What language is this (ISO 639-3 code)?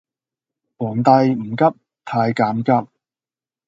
yue